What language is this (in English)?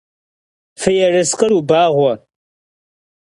Kabardian